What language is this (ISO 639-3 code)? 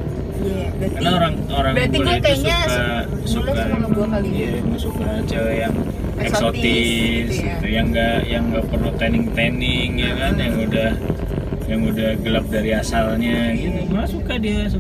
ind